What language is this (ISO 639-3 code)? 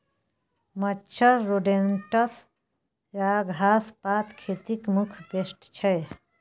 mai